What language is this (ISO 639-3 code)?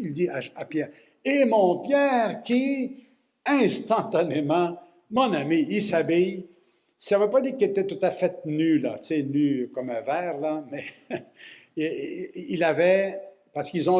fra